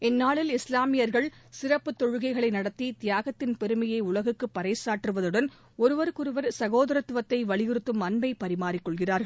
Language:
Tamil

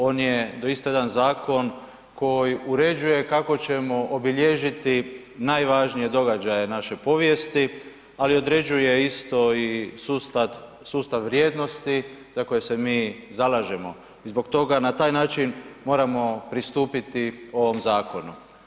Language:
Croatian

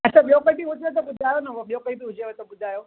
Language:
Sindhi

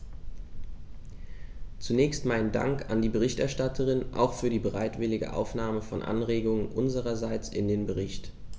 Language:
German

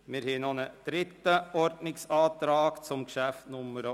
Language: Swiss German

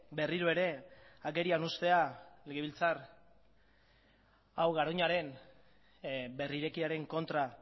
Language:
Basque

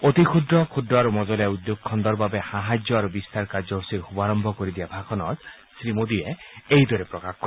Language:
Assamese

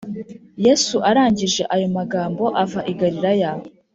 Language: Kinyarwanda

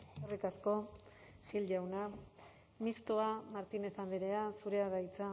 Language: Basque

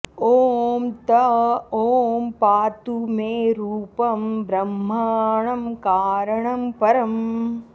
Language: Sanskrit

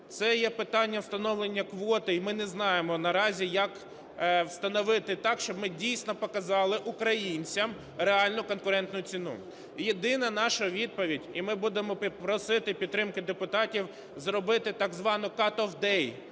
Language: Ukrainian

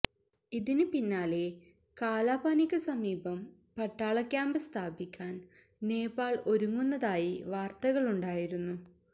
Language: Malayalam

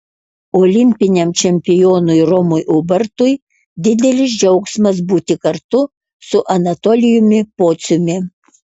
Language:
Lithuanian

